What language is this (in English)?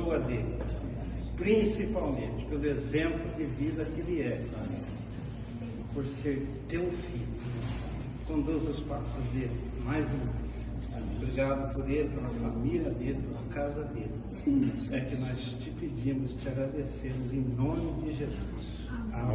Portuguese